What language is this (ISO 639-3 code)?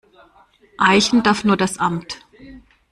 deu